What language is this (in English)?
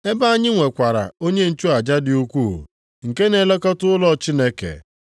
Igbo